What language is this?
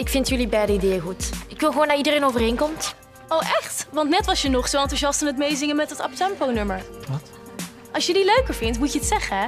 Dutch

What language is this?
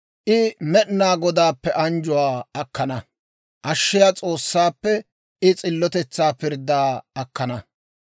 Dawro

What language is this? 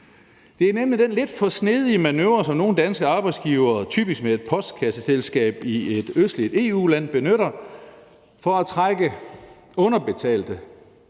Danish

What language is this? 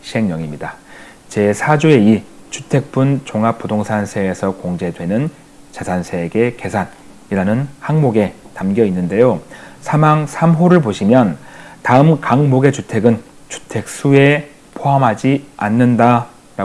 Korean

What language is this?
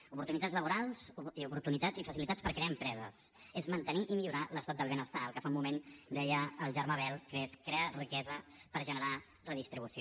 Catalan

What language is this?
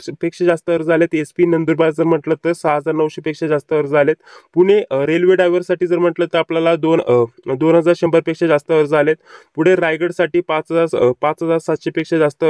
Marathi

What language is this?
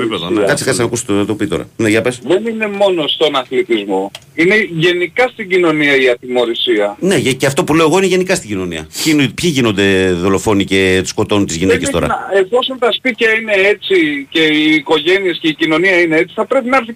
Greek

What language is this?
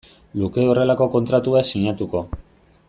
Basque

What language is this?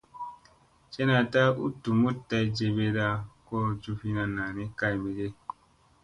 Musey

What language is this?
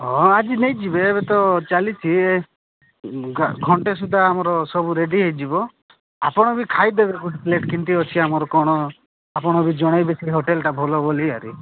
Odia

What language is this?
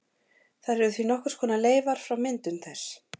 Icelandic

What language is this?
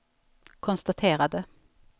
Swedish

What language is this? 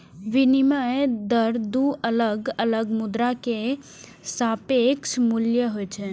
Maithili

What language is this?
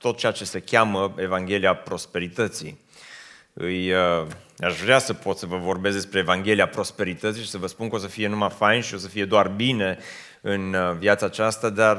Romanian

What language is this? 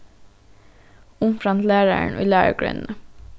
Faroese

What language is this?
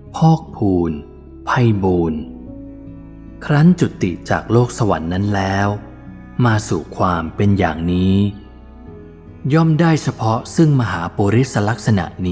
Thai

